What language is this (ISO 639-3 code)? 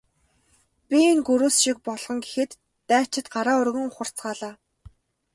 mon